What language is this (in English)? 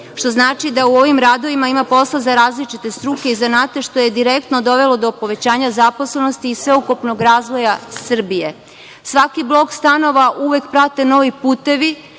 Serbian